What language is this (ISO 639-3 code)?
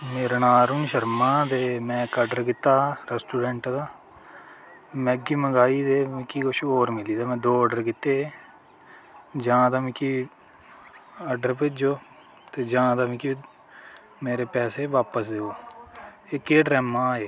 doi